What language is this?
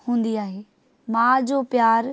Sindhi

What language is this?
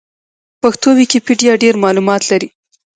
Pashto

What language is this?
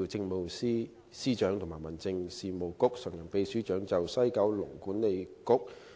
Cantonese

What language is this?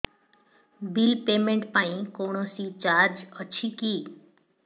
Odia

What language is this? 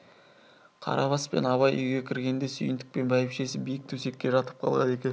Kazakh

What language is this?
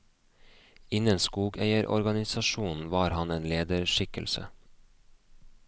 Norwegian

